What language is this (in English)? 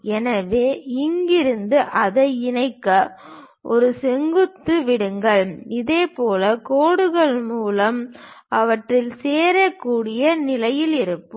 Tamil